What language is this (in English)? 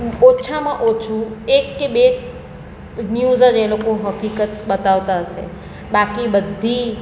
Gujarati